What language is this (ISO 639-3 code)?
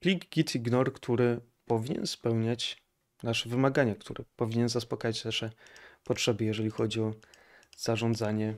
pol